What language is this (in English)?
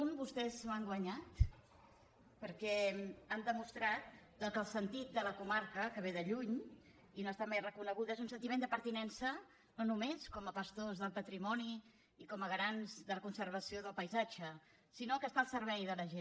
Catalan